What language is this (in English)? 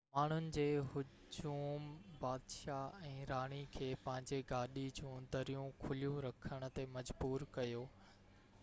Sindhi